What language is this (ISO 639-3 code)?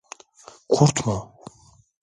tur